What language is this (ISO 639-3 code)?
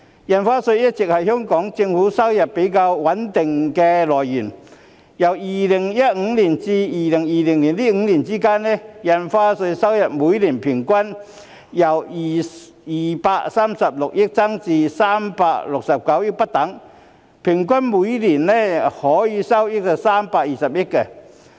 yue